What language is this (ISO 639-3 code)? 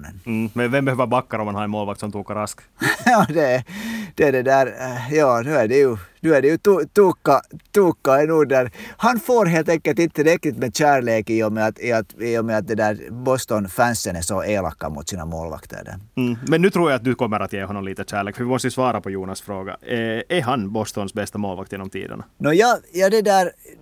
swe